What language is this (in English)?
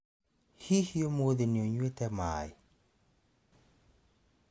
Kikuyu